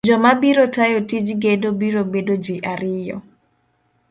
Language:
Luo (Kenya and Tanzania)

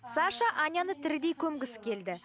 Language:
Kazakh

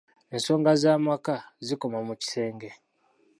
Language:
Ganda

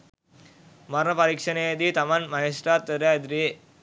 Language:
Sinhala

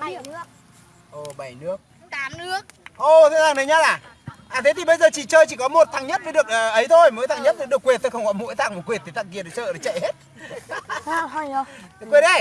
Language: Vietnamese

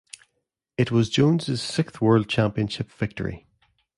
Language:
English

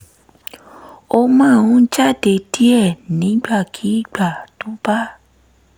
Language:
Yoruba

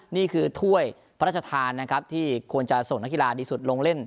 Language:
Thai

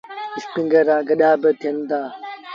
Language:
Sindhi Bhil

